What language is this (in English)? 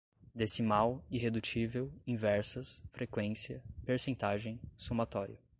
Portuguese